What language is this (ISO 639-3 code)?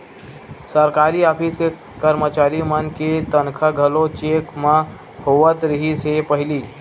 hne